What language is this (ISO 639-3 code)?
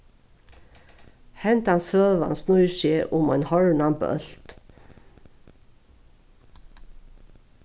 fao